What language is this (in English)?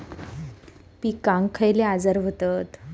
Marathi